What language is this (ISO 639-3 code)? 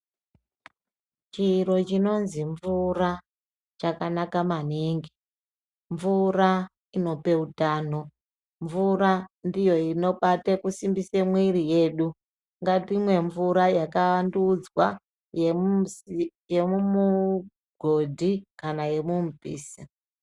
ndc